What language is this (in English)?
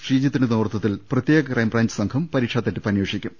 Malayalam